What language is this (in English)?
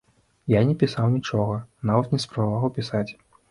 Belarusian